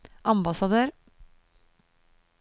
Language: Norwegian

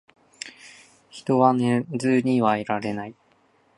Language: Japanese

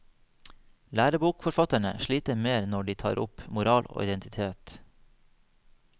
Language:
Norwegian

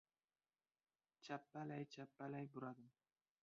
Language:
Uzbek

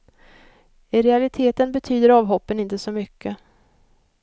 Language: Swedish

